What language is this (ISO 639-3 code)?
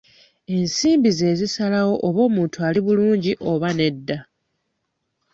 lug